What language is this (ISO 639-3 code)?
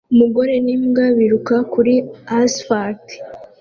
kin